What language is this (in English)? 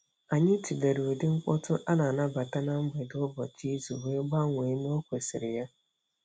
Igbo